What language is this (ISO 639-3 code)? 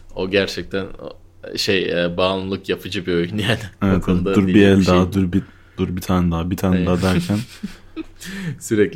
tur